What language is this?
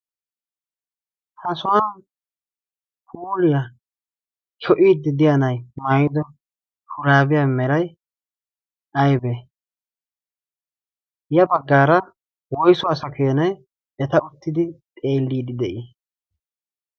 Wolaytta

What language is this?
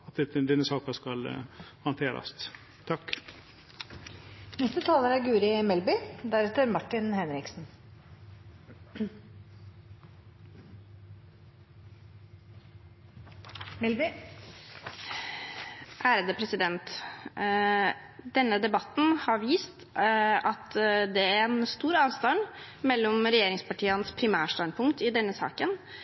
Norwegian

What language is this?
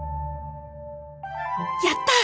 Japanese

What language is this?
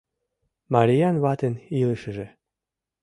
Mari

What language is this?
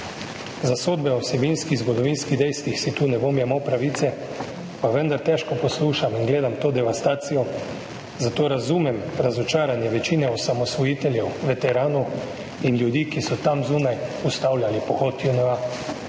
Slovenian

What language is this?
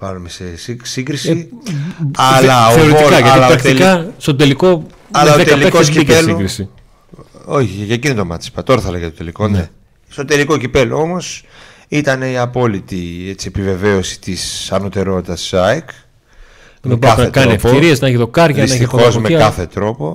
Greek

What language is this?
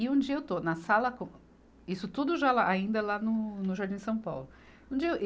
Portuguese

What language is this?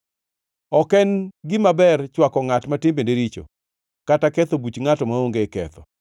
Luo (Kenya and Tanzania)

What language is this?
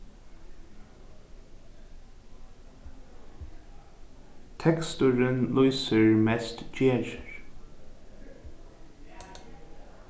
Faroese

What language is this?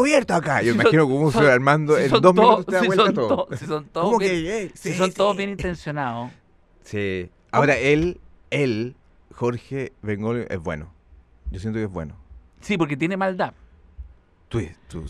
Spanish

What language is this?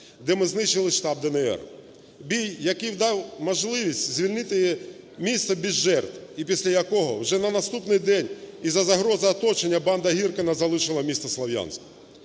Ukrainian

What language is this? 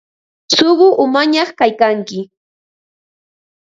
Ambo-Pasco Quechua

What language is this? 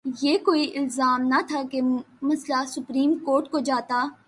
Urdu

